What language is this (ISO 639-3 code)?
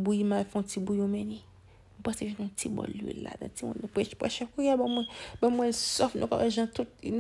fra